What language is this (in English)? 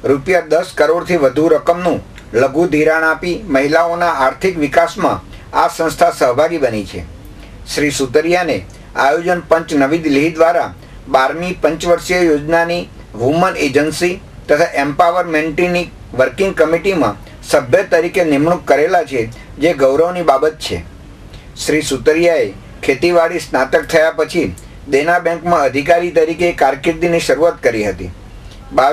Gujarati